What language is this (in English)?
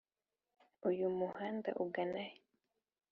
Kinyarwanda